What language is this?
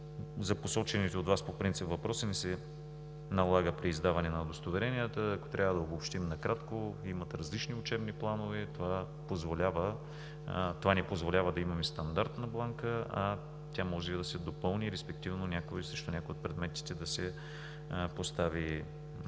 Bulgarian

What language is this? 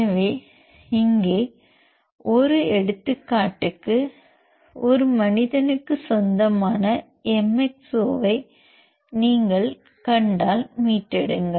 Tamil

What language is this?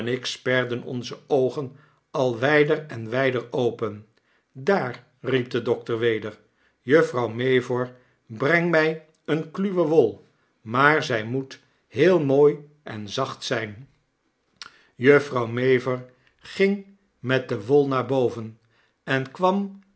Dutch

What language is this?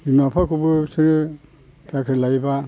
Bodo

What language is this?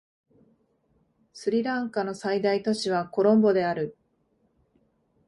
Japanese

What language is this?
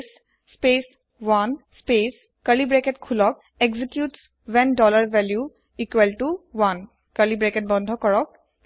Assamese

